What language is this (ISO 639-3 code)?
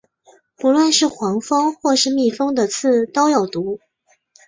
zho